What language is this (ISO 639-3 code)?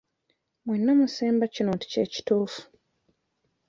lug